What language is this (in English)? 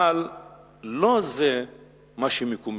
Hebrew